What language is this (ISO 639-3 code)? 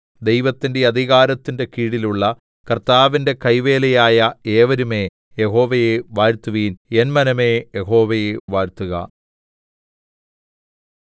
mal